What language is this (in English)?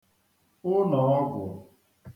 Igbo